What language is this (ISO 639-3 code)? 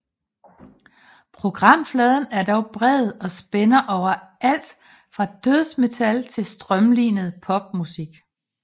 dan